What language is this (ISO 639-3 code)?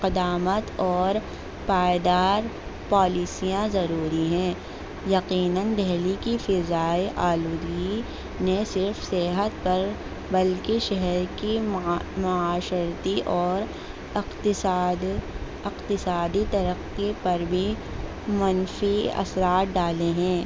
urd